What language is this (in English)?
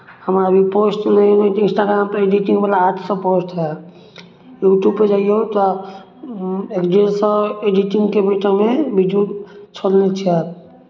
Maithili